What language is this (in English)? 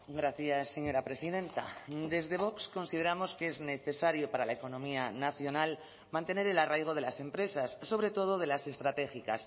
Spanish